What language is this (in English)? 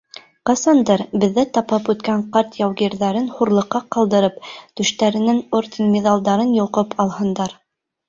Bashkir